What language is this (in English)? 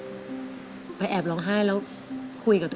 Thai